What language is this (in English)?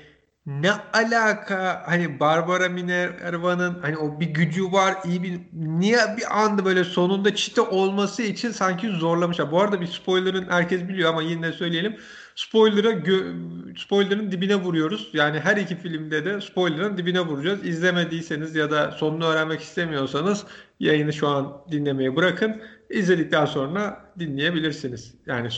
Turkish